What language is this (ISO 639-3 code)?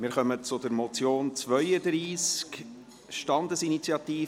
gsw